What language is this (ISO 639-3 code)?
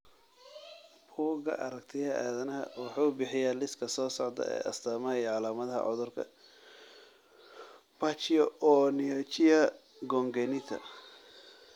som